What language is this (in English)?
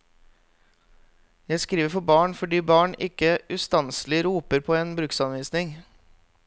Norwegian